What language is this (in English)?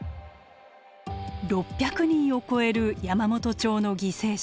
Japanese